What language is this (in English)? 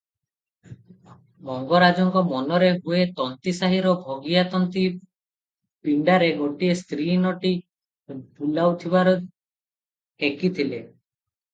Odia